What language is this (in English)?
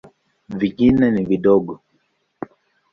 Swahili